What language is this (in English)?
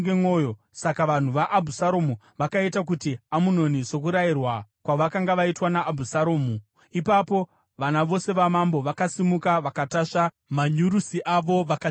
Shona